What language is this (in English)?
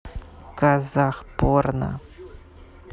Russian